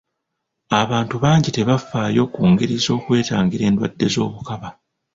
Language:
Ganda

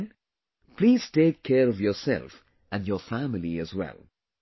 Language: English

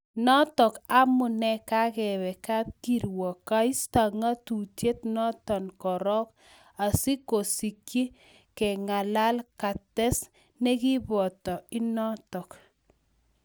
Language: Kalenjin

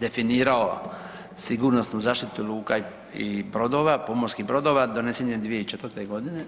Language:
Croatian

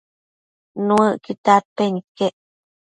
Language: Matsés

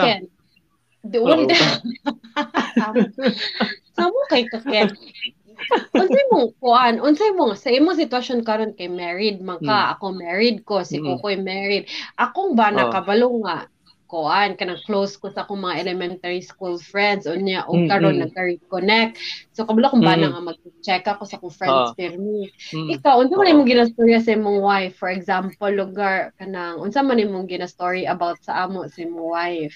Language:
Filipino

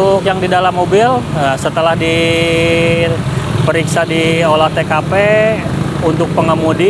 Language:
Indonesian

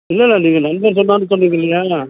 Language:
Tamil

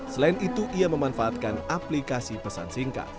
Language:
Indonesian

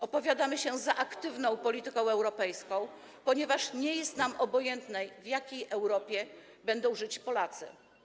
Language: Polish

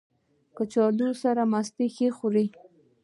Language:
Pashto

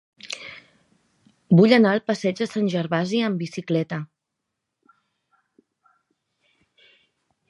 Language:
Catalan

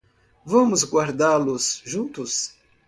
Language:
Portuguese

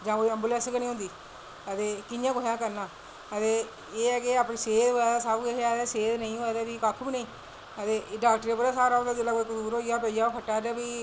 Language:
Dogri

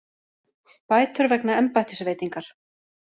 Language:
Icelandic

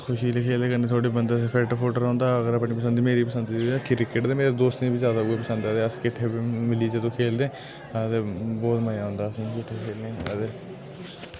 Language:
Dogri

